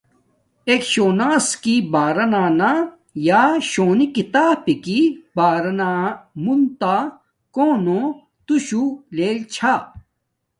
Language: Domaaki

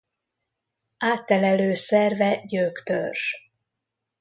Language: Hungarian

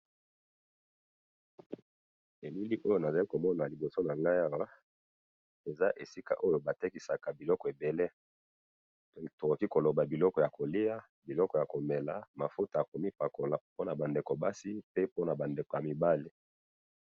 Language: Lingala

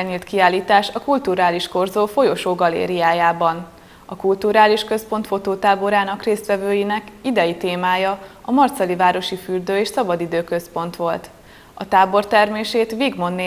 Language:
Hungarian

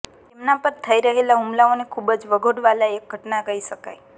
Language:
Gujarati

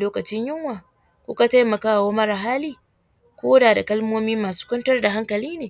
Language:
Hausa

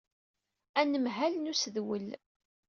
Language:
Kabyle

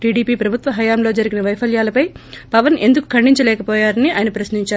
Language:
Telugu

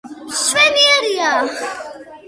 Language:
Georgian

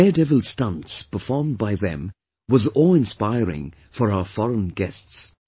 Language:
English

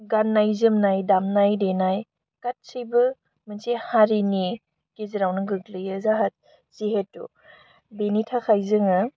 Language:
Bodo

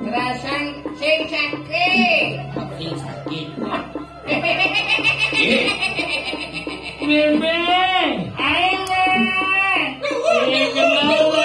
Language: Indonesian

